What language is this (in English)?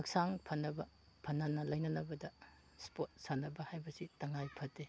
Manipuri